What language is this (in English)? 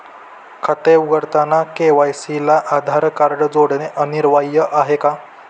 Marathi